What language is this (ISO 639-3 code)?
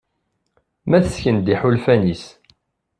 kab